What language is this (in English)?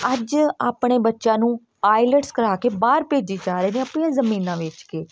Punjabi